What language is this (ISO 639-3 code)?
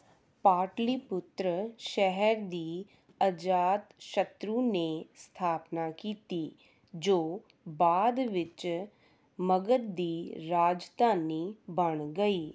pan